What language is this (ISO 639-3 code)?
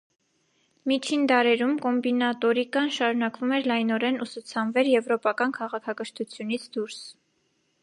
hye